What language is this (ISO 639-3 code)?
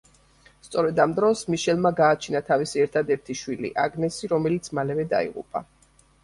kat